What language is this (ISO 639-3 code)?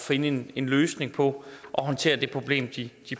dan